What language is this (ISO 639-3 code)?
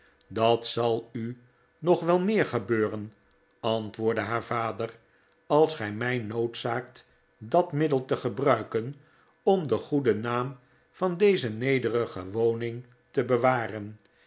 nld